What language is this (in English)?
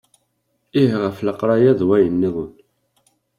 Kabyle